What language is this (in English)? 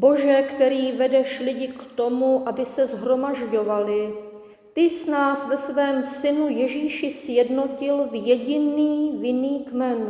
Czech